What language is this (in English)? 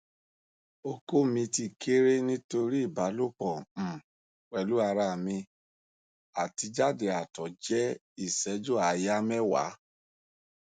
Yoruba